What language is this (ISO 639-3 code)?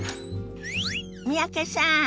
jpn